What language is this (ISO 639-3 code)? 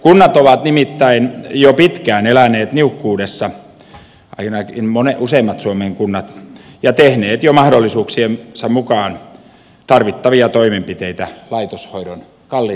fin